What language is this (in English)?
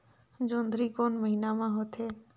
Chhattisgarhi